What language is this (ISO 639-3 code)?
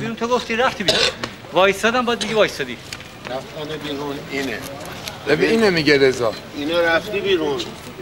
fas